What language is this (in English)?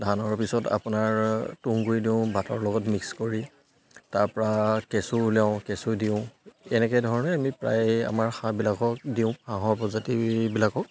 Assamese